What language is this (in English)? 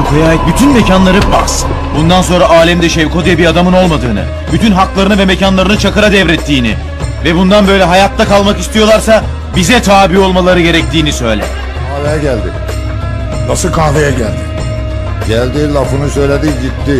Turkish